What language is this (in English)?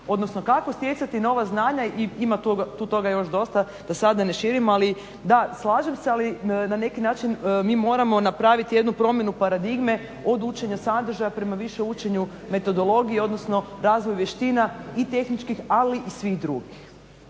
Croatian